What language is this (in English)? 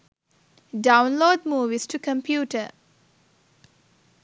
Sinhala